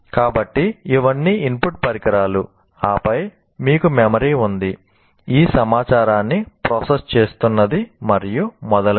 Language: Telugu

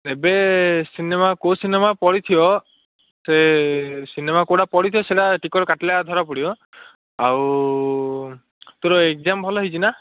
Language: Odia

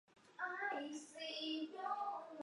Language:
Chinese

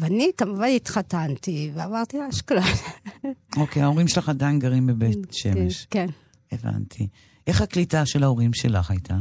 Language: Hebrew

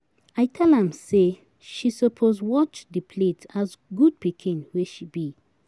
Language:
Nigerian Pidgin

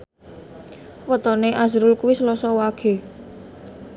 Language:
Javanese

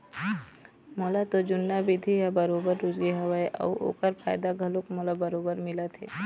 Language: Chhattisgarhi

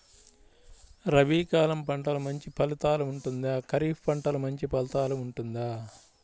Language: Telugu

